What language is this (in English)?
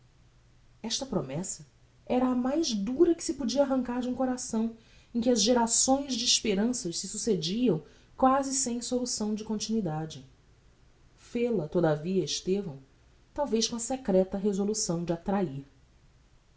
Portuguese